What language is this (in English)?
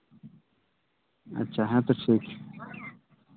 Santali